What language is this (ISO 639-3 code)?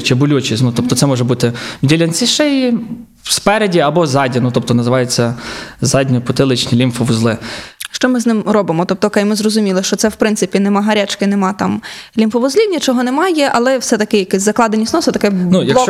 ukr